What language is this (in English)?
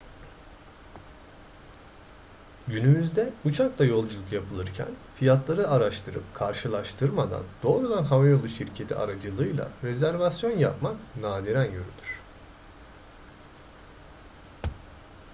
Turkish